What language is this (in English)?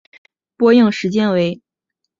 Chinese